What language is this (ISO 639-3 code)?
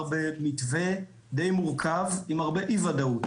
heb